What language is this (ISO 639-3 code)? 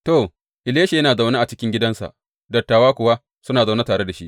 hau